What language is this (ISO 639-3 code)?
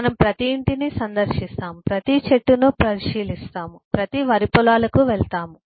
tel